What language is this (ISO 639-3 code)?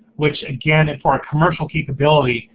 eng